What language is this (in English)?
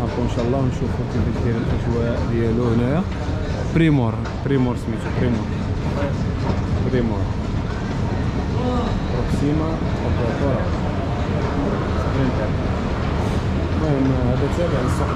Arabic